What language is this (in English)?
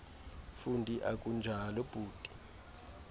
Xhosa